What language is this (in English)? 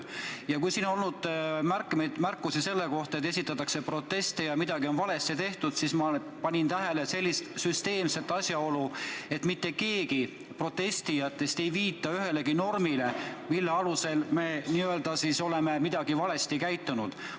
Estonian